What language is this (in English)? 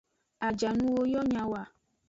Aja (Benin)